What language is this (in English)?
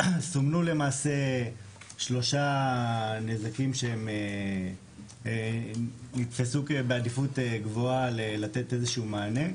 Hebrew